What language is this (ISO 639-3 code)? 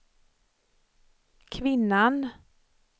swe